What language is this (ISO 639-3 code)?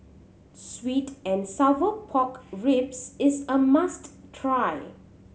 eng